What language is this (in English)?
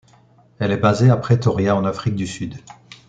French